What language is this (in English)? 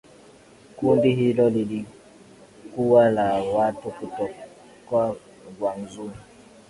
Swahili